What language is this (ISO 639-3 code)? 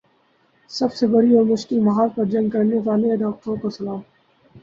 urd